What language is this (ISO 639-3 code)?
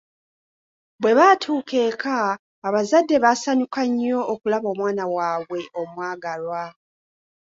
lug